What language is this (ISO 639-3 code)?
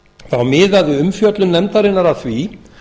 isl